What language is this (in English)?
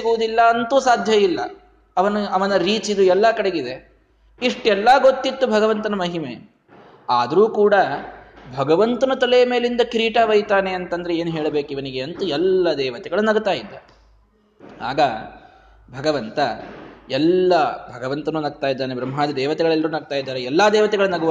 Kannada